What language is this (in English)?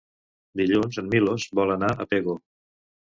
Catalan